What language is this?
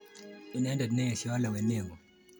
Kalenjin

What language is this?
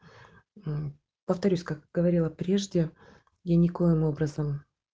Russian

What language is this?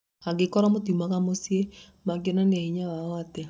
Kikuyu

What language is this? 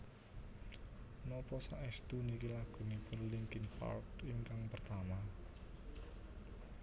Javanese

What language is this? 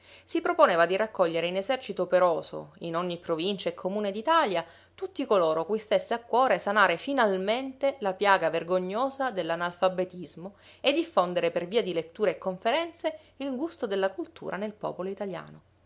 Italian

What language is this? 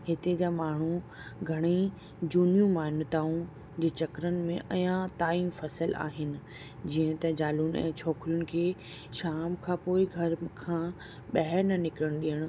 Sindhi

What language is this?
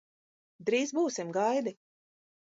Latvian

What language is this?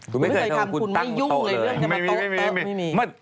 Thai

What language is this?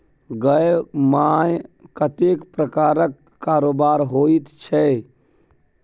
Maithili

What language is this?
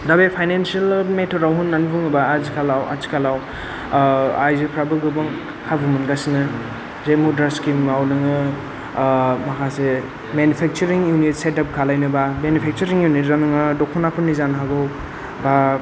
Bodo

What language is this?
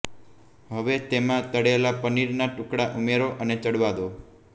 Gujarati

